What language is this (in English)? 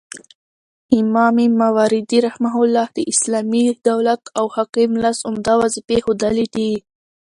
Pashto